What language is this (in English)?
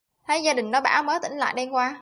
Vietnamese